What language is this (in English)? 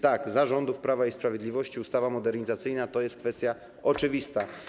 Polish